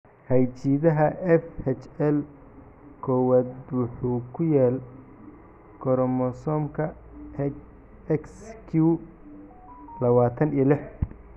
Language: Somali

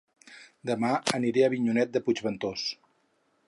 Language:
Catalan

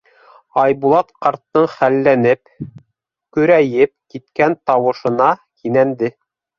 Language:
Bashkir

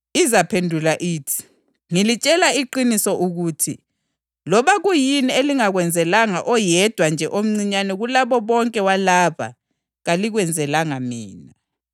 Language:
North Ndebele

